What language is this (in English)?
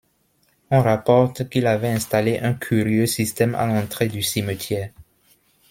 French